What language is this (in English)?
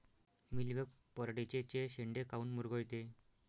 Marathi